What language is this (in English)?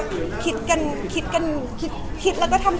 Thai